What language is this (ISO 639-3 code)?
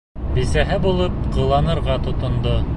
bak